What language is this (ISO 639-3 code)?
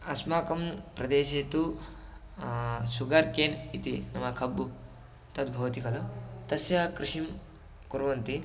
san